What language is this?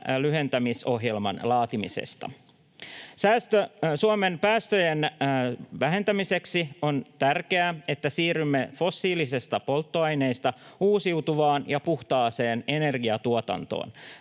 Finnish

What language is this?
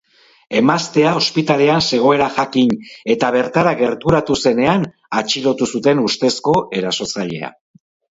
Basque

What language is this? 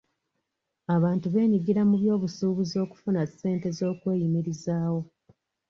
Ganda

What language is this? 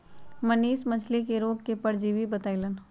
Magahi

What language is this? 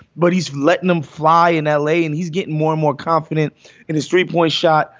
English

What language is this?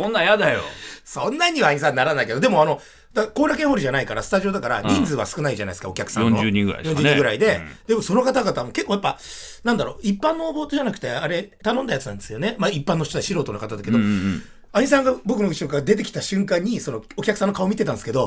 Japanese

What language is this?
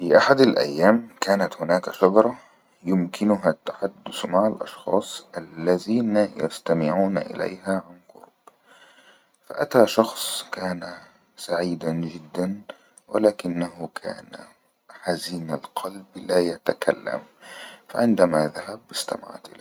Egyptian Arabic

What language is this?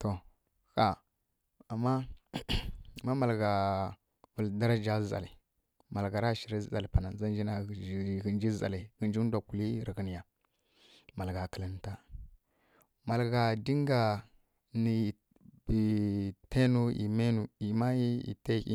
Kirya-Konzəl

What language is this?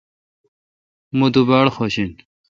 Kalkoti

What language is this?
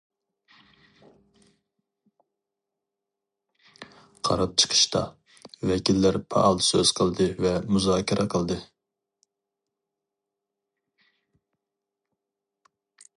Uyghur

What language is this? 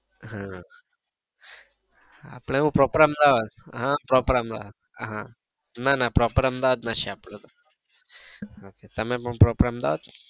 Gujarati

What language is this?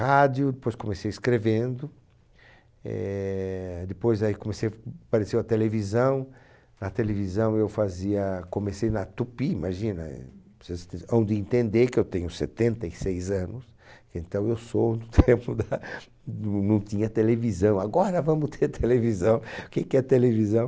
Portuguese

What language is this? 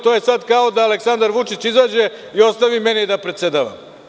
Serbian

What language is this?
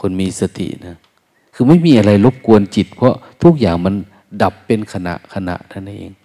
Thai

